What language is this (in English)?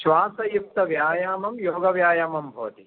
Sanskrit